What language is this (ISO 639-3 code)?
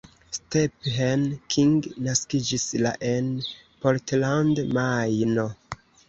epo